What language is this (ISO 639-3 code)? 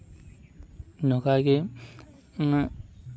sat